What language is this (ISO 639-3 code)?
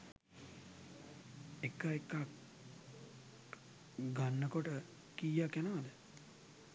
sin